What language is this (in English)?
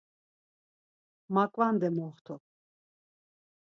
Laz